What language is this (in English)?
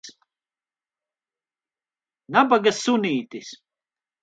Latvian